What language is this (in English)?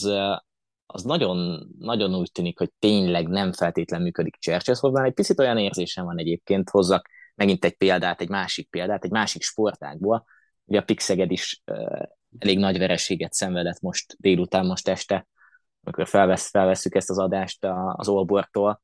Hungarian